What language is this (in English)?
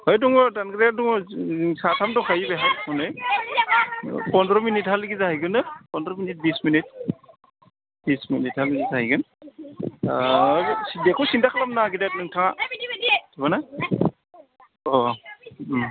Bodo